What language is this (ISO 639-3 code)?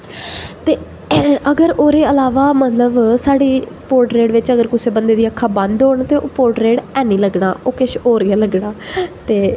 doi